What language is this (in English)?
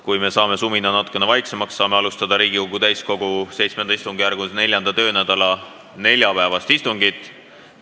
Estonian